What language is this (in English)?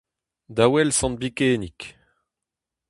Breton